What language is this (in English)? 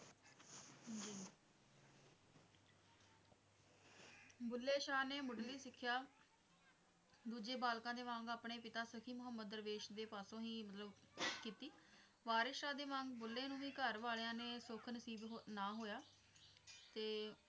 Punjabi